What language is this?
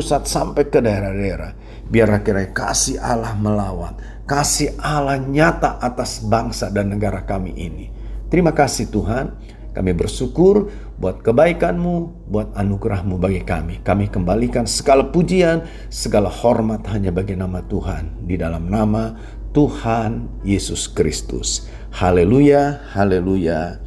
Indonesian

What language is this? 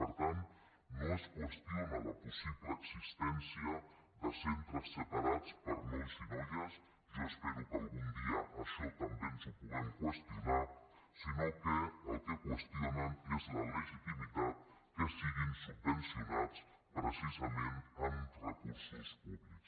Catalan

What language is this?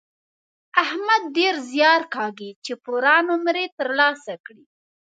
Pashto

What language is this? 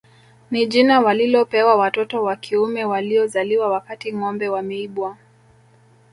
Swahili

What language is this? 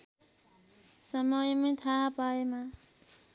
Nepali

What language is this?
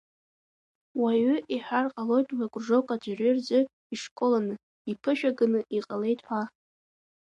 Abkhazian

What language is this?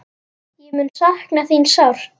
Icelandic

